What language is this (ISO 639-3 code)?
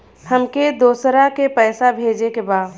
bho